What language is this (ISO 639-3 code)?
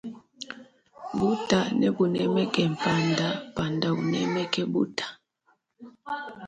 lua